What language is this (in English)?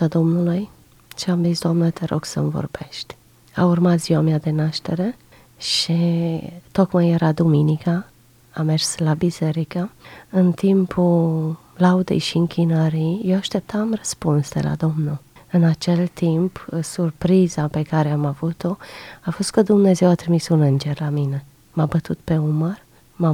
Romanian